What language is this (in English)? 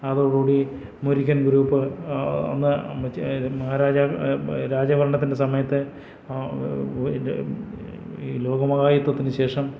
Malayalam